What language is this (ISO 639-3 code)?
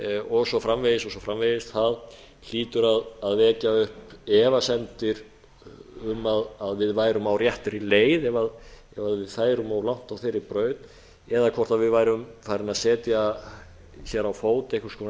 isl